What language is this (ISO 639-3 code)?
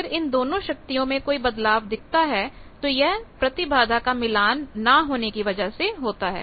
hin